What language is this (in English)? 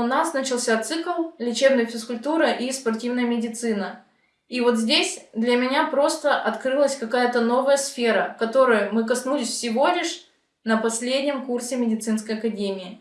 Russian